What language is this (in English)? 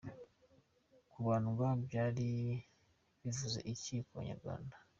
Kinyarwanda